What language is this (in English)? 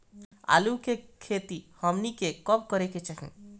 Bhojpuri